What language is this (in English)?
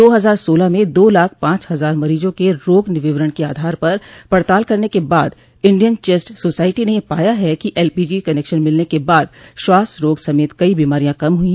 Hindi